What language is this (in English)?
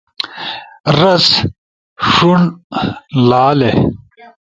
Ushojo